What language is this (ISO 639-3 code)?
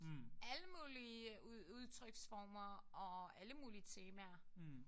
dan